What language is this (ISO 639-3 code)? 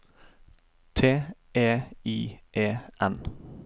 nor